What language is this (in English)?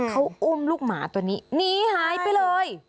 Thai